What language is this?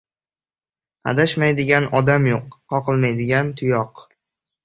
Uzbek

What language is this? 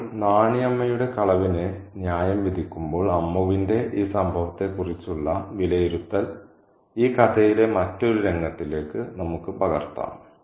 Malayalam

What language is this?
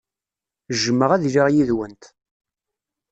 Kabyle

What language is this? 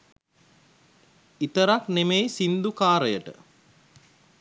Sinhala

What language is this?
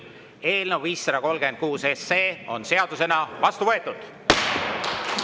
Estonian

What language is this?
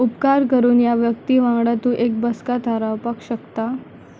Konkani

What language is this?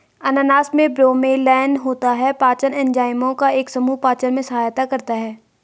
Hindi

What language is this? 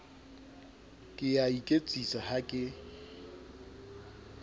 Southern Sotho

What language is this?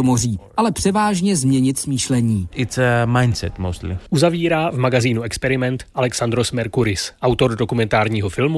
Czech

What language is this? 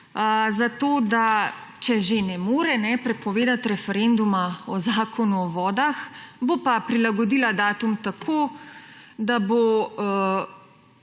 Slovenian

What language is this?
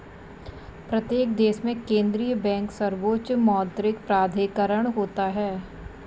Hindi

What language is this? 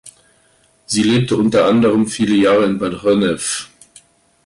German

